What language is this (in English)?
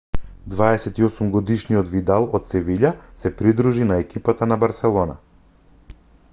Macedonian